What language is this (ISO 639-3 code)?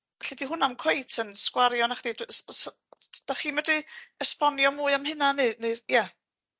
cym